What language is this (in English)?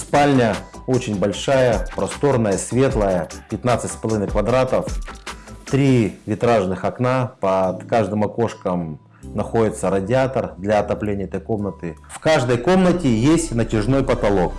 Russian